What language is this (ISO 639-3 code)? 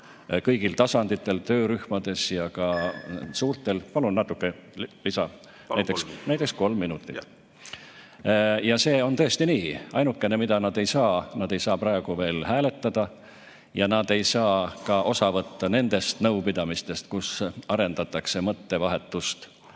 est